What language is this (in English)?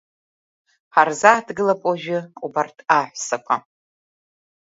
Abkhazian